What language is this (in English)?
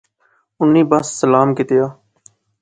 Pahari-Potwari